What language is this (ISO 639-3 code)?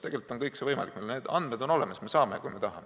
est